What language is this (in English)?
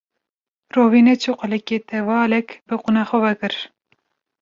Kurdish